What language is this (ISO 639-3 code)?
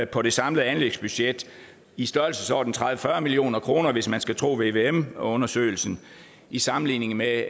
dan